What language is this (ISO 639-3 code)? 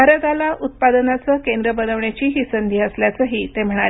mar